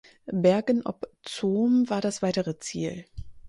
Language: German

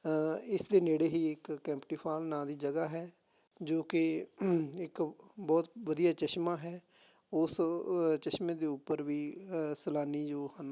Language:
Punjabi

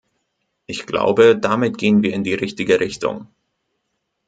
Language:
German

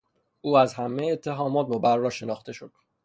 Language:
Persian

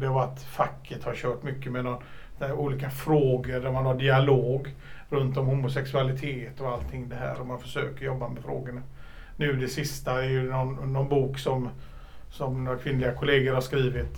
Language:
Swedish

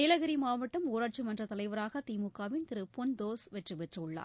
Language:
Tamil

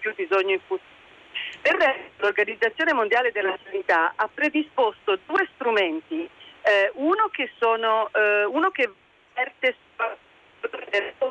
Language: Italian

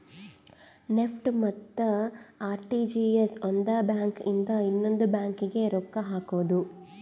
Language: Kannada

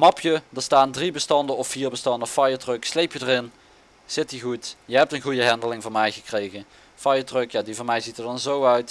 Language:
Dutch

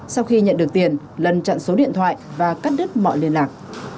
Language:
Vietnamese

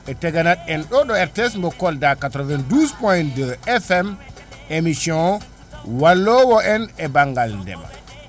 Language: Fula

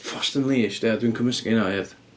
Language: Welsh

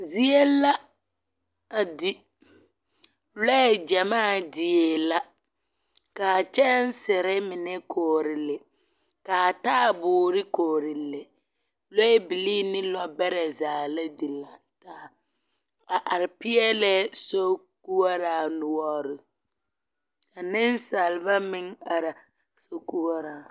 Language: Southern Dagaare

